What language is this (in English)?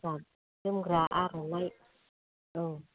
Bodo